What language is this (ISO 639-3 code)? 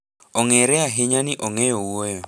luo